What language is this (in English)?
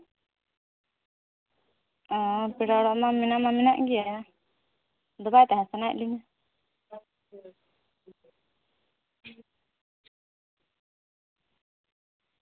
Santali